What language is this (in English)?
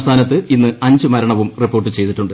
Malayalam